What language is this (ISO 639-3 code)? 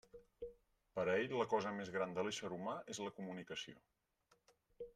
cat